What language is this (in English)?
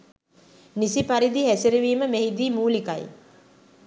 Sinhala